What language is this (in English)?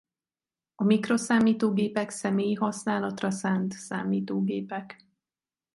Hungarian